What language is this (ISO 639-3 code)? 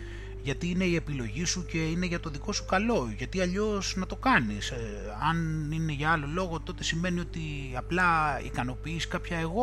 ell